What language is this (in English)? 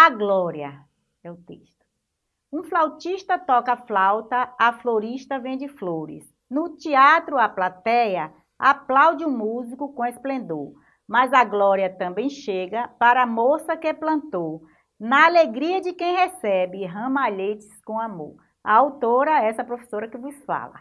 Portuguese